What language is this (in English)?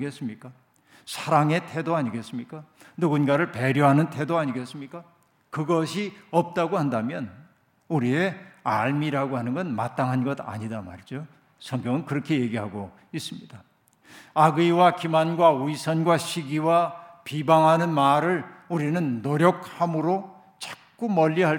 Korean